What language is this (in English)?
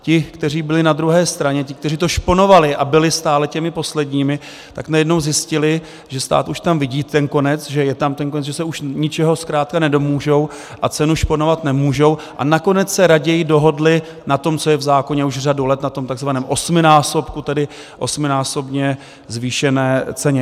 Czech